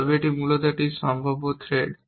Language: Bangla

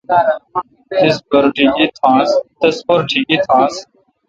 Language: Kalkoti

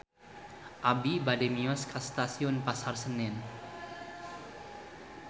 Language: Sundanese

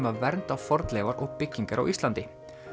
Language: Icelandic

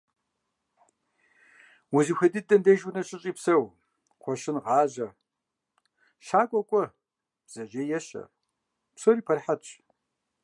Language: Kabardian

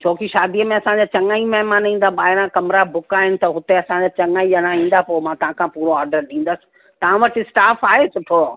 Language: Sindhi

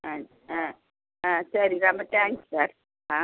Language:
Tamil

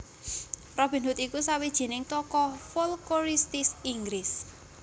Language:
Javanese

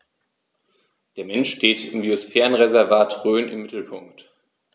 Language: German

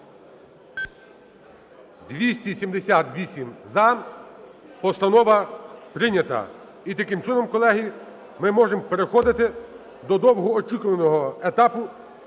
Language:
Ukrainian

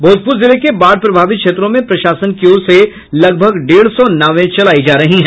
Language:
Hindi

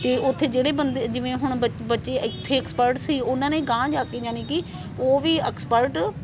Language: Punjabi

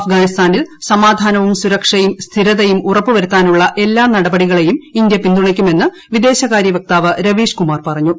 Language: Malayalam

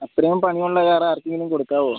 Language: Malayalam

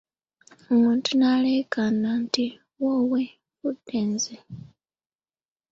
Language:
Ganda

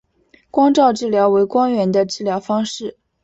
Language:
Chinese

